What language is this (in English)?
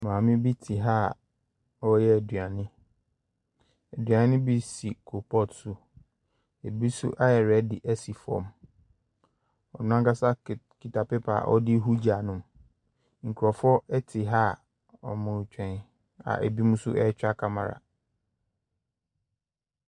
Akan